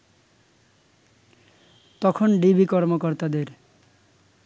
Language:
Bangla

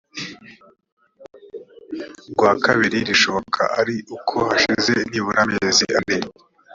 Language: Kinyarwanda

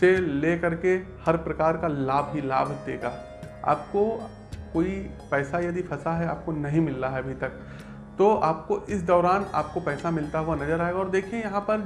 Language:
Hindi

